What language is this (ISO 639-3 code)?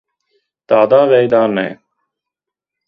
lav